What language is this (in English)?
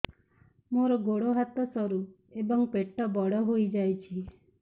Odia